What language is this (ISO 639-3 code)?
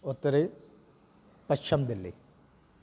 snd